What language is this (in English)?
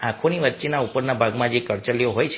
Gujarati